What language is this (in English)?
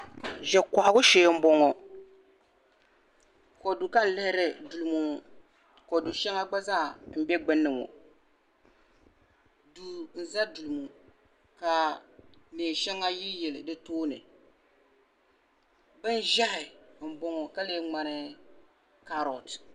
Dagbani